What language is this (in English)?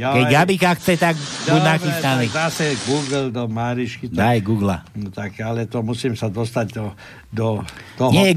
Slovak